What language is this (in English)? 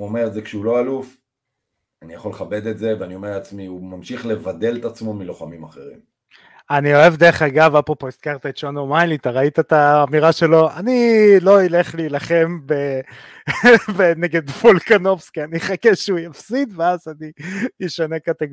Hebrew